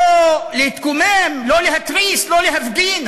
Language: Hebrew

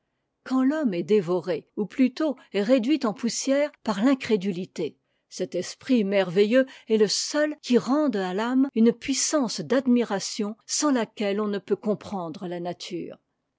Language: French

